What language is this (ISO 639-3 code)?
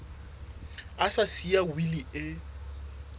sot